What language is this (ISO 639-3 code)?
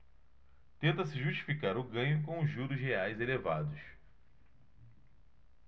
por